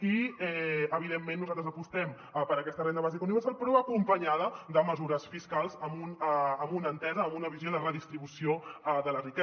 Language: Catalan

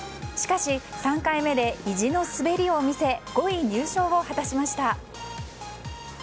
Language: Japanese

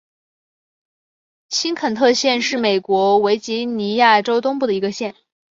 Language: Chinese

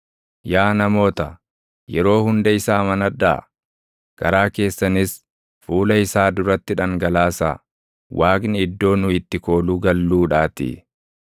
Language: Oromo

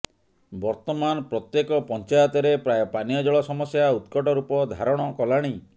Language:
Odia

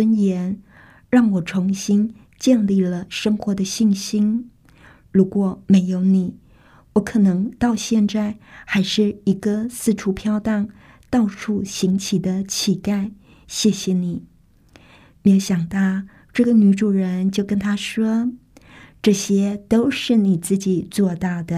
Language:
Chinese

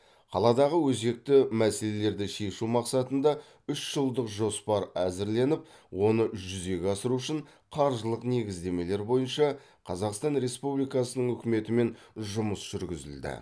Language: Kazakh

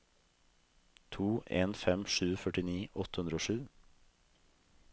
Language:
Norwegian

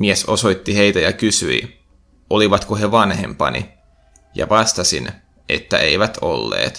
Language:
Finnish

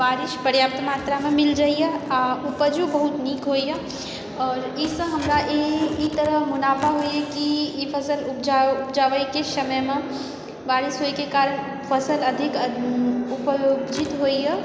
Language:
Maithili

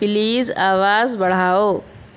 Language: Urdu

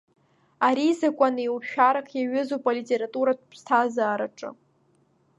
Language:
Abkhazian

